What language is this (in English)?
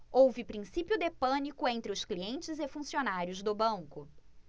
Portuguese